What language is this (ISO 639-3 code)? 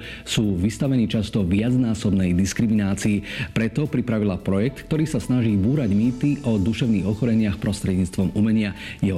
slk